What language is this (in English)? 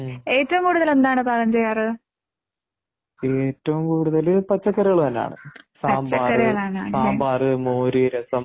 Malayalam